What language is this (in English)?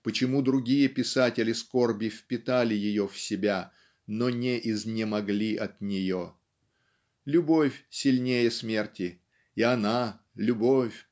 Russian